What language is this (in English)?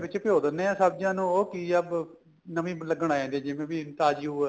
Punjabi